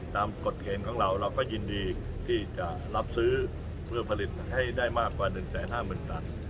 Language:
Thai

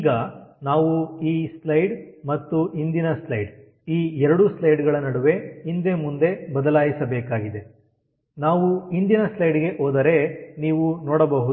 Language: Kannada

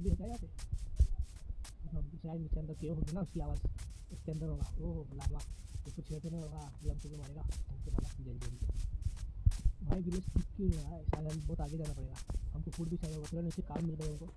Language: Hindi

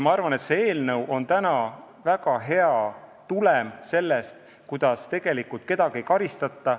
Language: Estonian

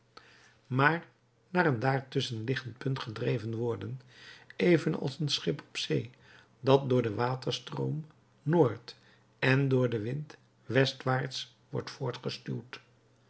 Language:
Dutch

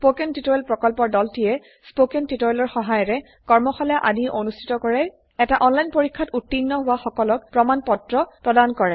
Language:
Assamese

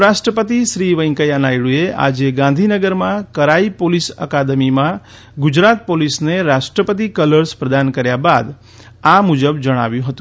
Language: Gujarati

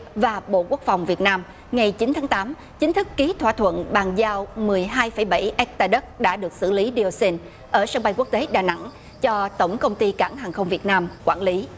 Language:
Vietnamese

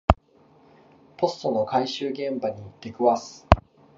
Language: Japanese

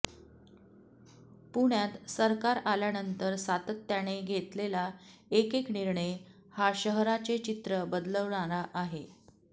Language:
Marathi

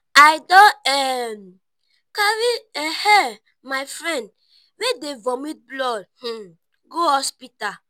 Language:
Nigerian Pidgin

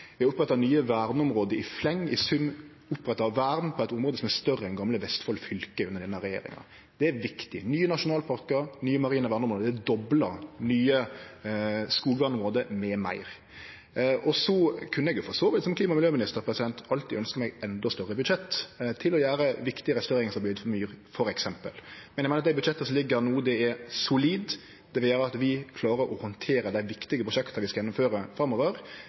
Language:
Norwegian Nynorsk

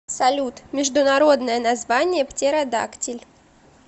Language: Russian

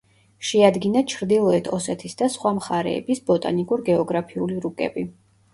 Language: Georgian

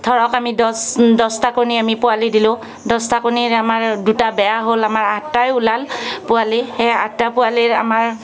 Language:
Assamese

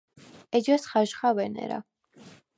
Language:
Svan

